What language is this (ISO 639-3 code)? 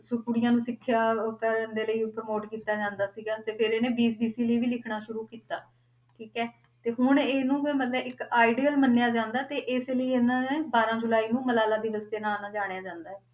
pan